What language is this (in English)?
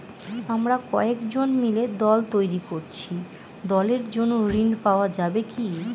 Bangla